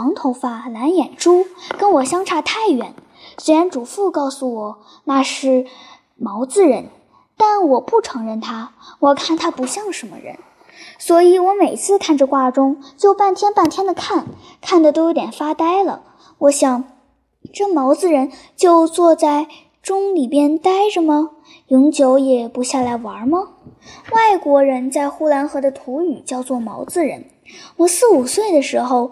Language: Chinese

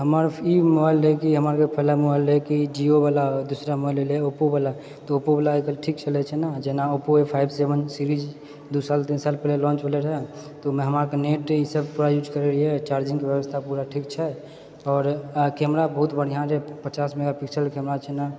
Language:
Maithili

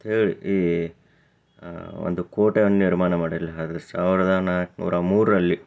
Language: Kannada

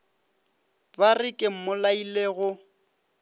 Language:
Northern Sotho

